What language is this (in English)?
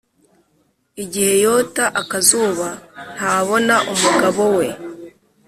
Kinyarwanda